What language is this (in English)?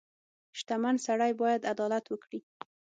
Pashto